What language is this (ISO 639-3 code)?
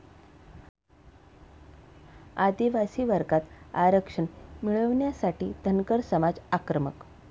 mar